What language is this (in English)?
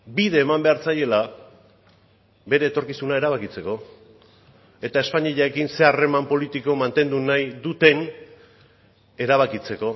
Basque